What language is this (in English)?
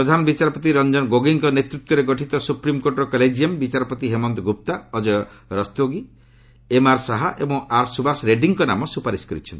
Odia